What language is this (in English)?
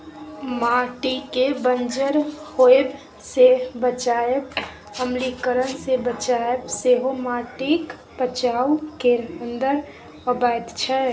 Maithili